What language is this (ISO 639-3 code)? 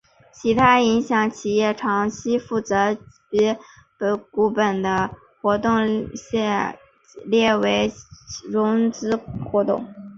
zho